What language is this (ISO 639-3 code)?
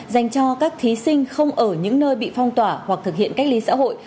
vie